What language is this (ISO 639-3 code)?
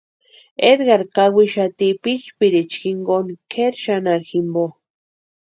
pua